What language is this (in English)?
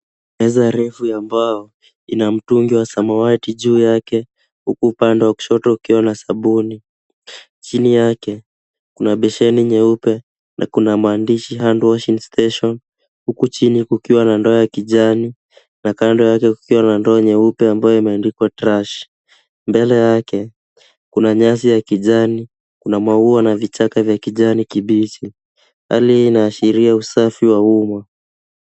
Swahili